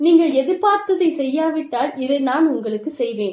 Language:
Tamil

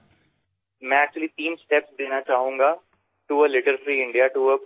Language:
Assamese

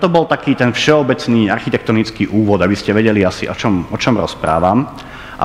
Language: Slovak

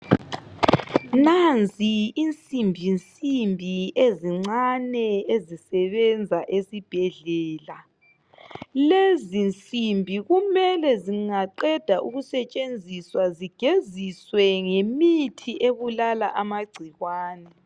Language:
North Ndebele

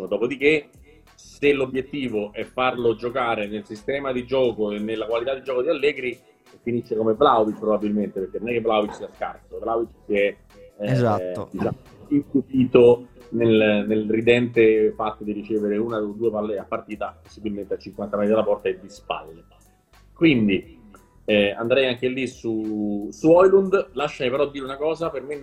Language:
Italian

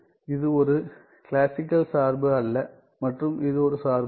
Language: Tamil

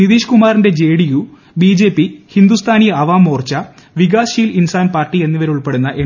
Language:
Malayalam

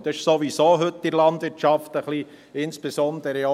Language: Swiss German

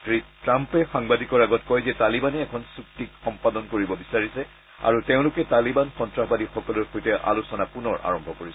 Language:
Assamese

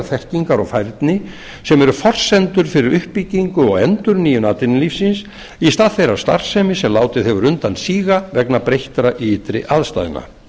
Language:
Icelandic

